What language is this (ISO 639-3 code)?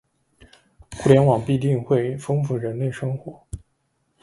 zho